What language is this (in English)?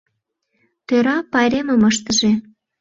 Mari